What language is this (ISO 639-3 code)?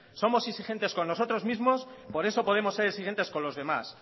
spa